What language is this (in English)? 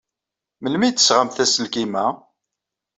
Kabyle